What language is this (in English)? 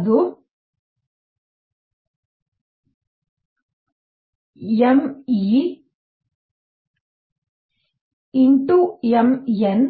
Kannada